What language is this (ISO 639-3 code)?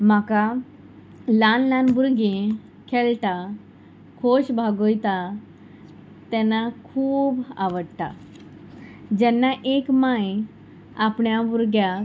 kok